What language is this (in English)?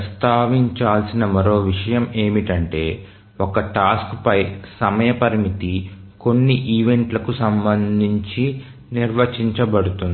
Telugu